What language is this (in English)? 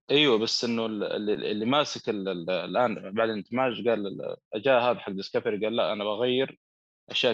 Arabic